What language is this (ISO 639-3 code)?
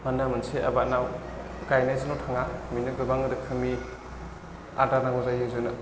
brx